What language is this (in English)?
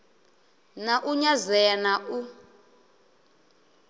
Venda